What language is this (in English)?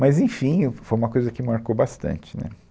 Portuguese